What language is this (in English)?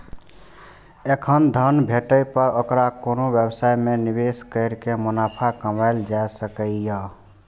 Maithili